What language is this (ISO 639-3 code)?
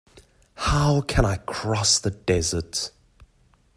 eng